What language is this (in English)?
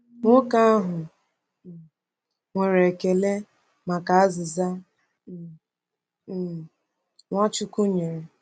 Igbo